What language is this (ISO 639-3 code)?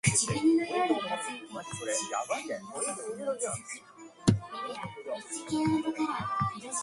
eng